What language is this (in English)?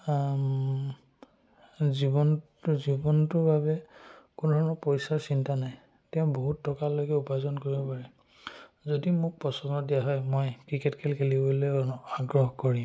Assamese